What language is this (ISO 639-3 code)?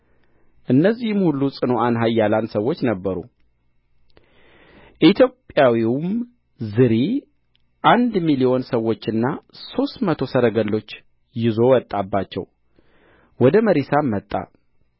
amh